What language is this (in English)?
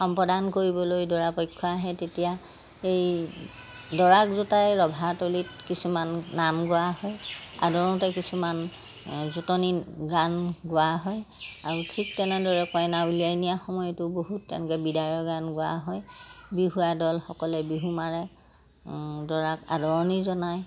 Assamese